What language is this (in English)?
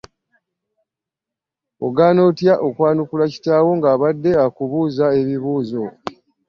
Ganda